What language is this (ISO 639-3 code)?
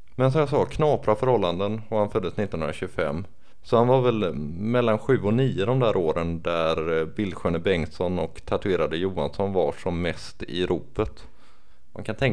swe